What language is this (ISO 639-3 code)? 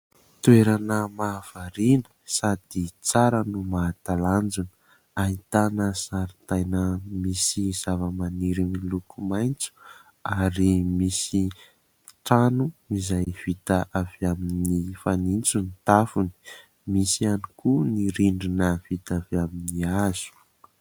mlg